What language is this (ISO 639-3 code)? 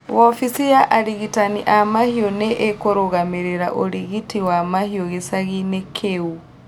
kik